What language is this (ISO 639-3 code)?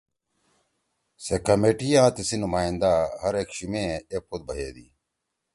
trw